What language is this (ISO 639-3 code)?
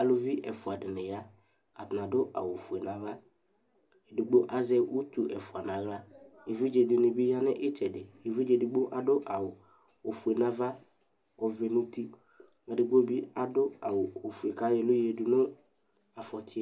kpo